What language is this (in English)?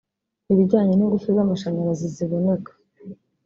Kinyarwanda